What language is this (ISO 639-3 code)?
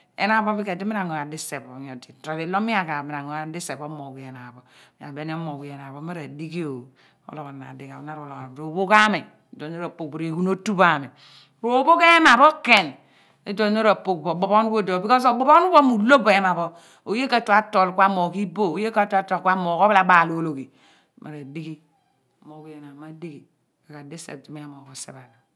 abn